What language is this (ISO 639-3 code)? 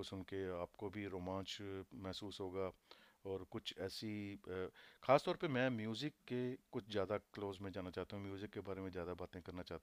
hin